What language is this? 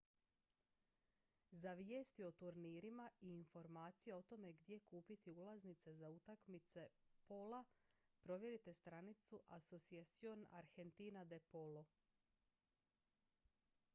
Croatian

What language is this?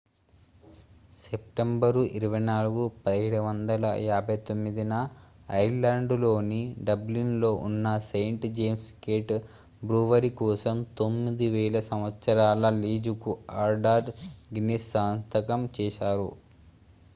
Telugu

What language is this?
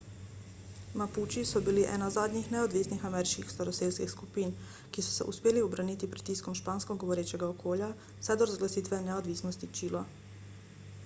Slovenian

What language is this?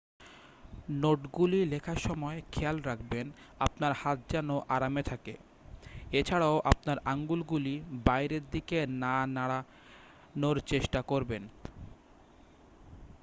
Bangla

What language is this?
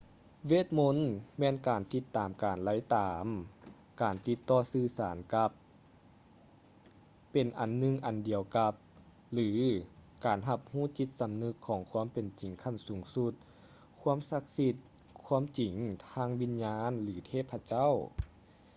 Lao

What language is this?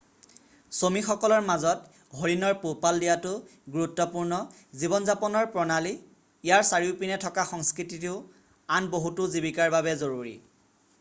Assamese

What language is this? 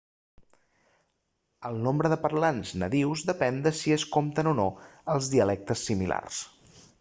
Catalan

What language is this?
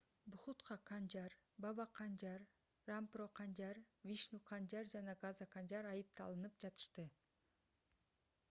Kyrgyz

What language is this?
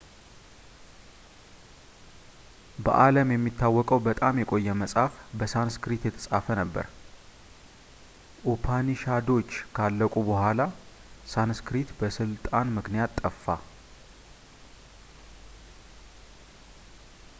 Amharic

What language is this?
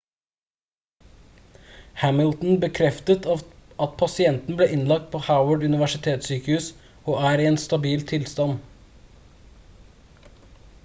Norwegian Bokmål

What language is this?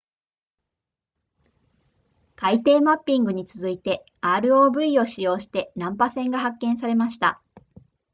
Japanese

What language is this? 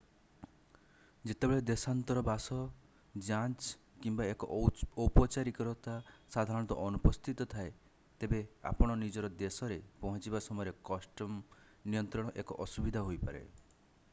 Odia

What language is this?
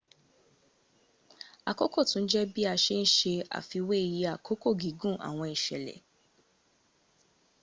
Yoruba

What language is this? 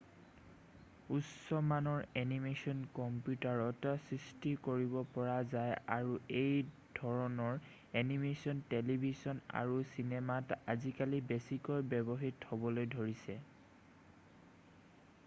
Assamese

